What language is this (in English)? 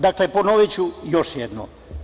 Serbian